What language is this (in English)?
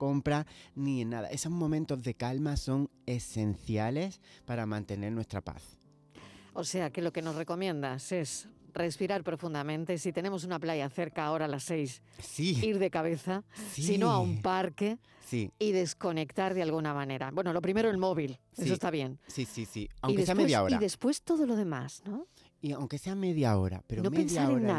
Spanish